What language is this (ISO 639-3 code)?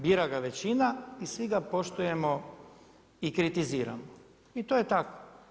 hrv